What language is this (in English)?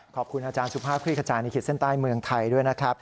Thai